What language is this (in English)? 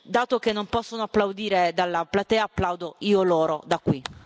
Italian